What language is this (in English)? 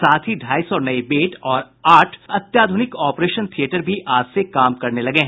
Hindi